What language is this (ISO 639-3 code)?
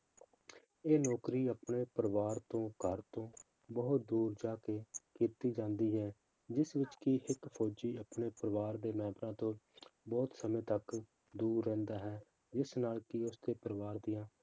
pan